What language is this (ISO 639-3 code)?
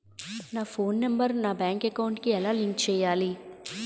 tel